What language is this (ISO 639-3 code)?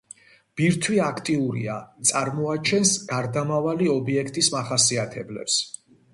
kat